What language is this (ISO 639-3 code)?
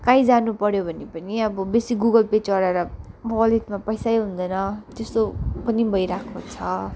nep